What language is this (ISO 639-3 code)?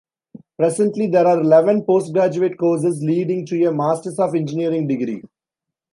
eng